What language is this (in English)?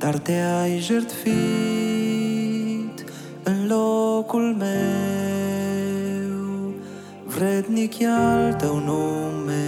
Romanian